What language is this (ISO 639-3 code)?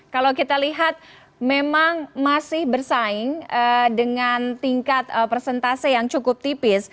ind